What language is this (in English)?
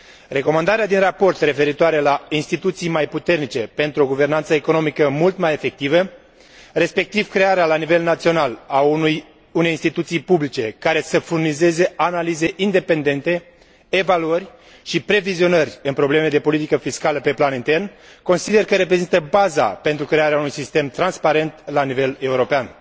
Romanian